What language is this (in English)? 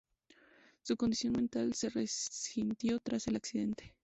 Spanish